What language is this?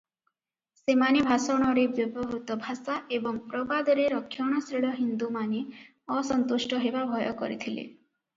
Odia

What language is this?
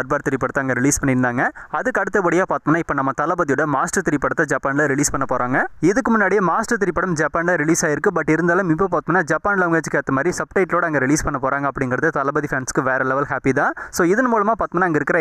Indonesian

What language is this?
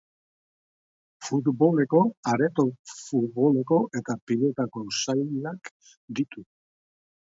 Basque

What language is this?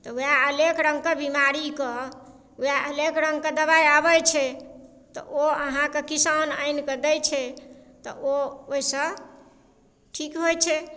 Maithili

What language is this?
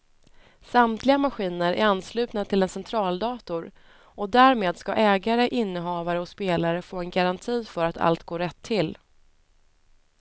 Swedish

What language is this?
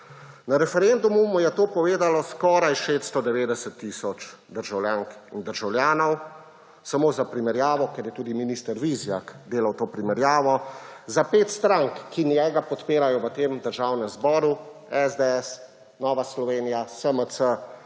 Slovenian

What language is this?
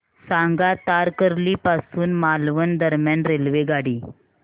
Marathi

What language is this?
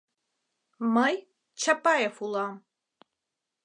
Mari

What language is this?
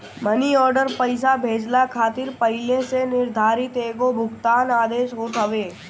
Bhojpuri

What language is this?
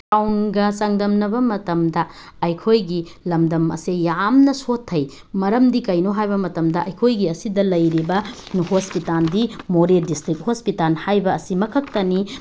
Manipuri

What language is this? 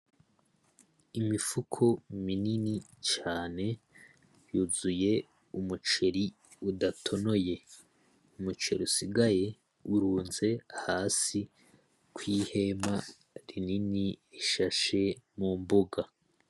Rundi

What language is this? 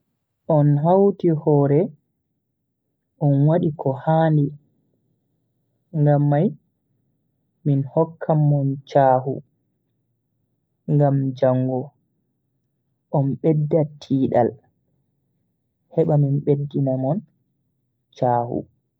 Bagirmi Fulfulde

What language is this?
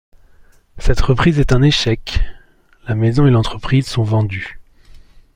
French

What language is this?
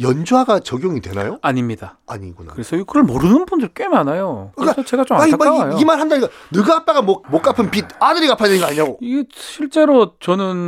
Korean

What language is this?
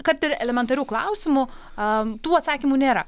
Lithuanian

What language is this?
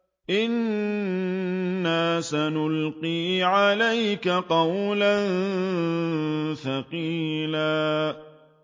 Arabic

